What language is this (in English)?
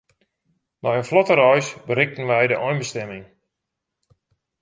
Western Frisian